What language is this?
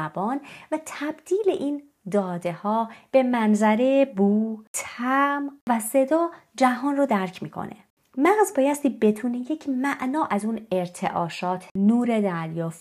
Persian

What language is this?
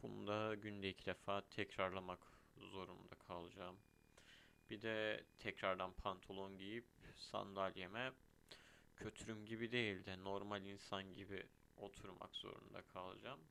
Turkish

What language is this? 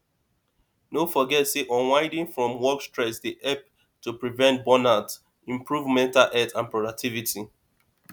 Nigerian Pidgin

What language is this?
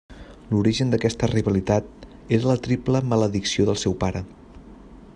Catalan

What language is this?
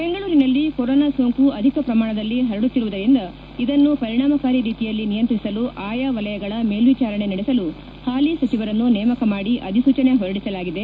Kannada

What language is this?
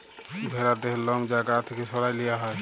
Bangla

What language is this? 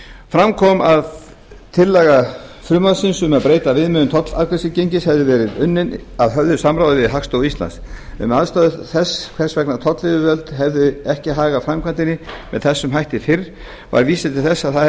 Icelandic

